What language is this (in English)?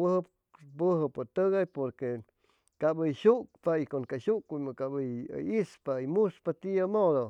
Chimalapa Zoque